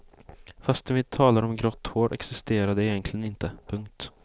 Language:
Swedish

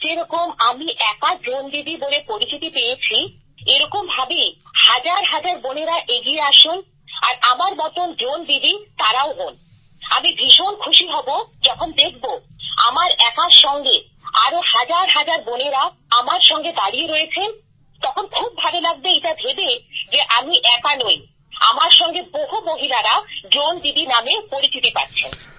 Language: Bangla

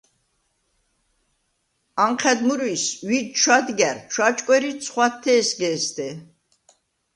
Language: Svan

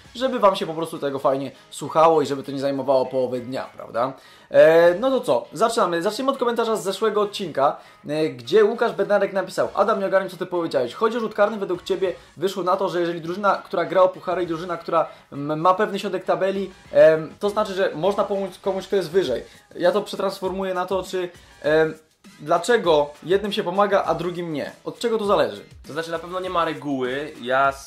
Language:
Polish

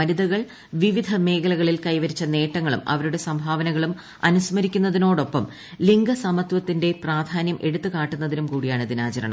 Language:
Malayalam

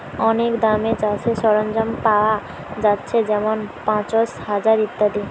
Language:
Bangla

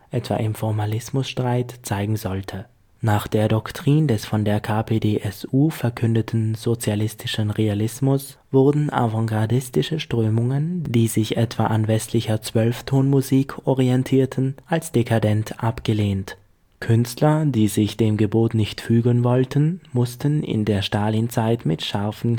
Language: German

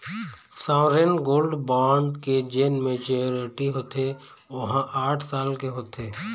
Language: Chhattisgarhi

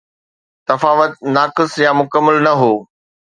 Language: Sindhi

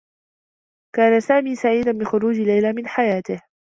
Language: Arabic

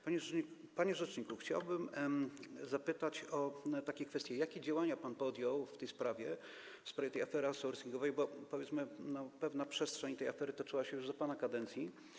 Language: Polish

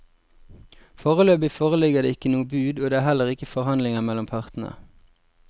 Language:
Norwegian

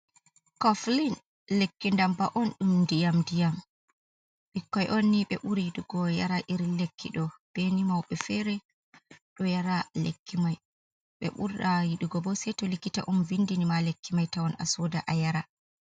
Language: Fula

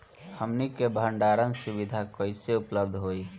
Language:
Bhojpuri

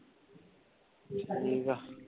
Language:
Punjabi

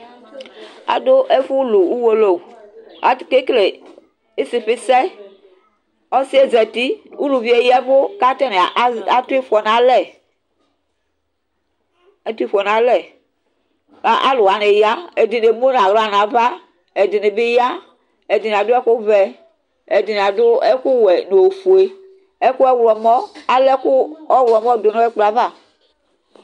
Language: Ikposo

